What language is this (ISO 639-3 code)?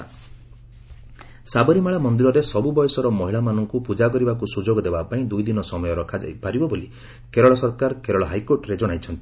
ori